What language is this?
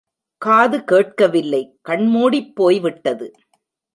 Tamil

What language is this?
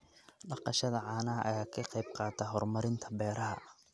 Somali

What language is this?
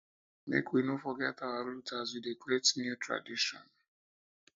Nigerian Pidgin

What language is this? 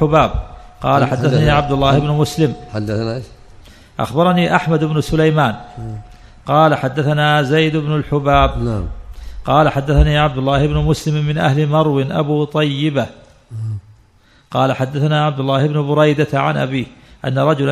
Arabic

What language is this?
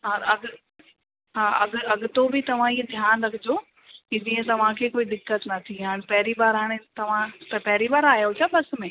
Sindhi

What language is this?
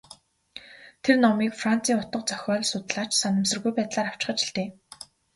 Mongolian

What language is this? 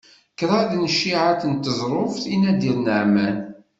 Kabyle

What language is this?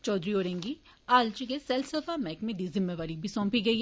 Dogri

